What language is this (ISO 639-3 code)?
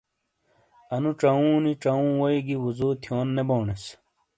scl